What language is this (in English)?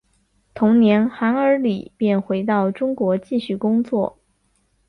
Chinese